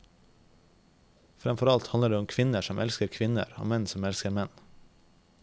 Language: Norwegian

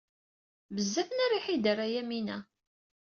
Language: Kabyle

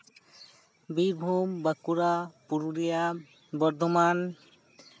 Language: Santali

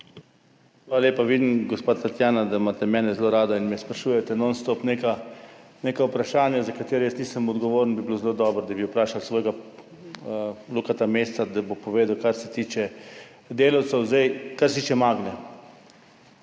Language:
Slovenian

